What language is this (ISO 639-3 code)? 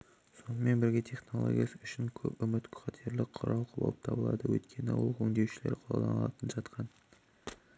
kaz